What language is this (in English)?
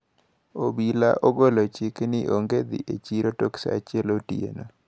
Luo (Kenya and Tanzania)